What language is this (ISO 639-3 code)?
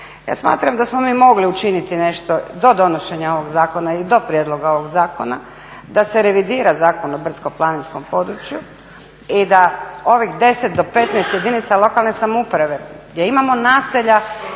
hrv